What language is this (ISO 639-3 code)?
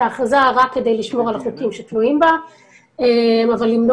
heb